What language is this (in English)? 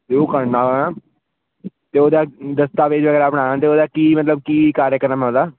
Punjabi